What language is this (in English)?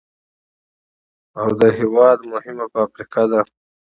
Pashto